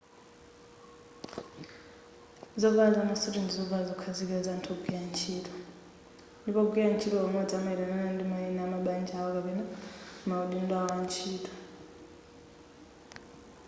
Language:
Nyanja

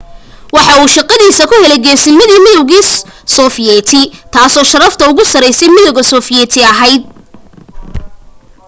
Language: Somali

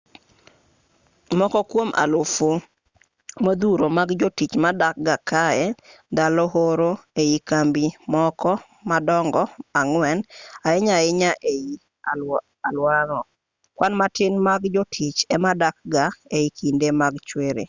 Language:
Luo (Kenya and Tanzania)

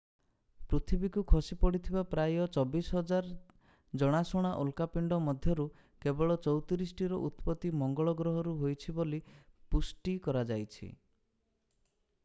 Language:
Odia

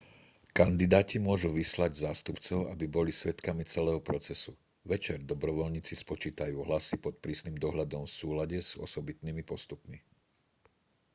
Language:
Slovak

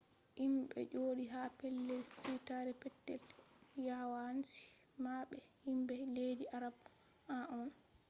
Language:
Fula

